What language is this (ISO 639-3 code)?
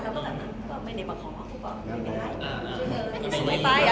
tha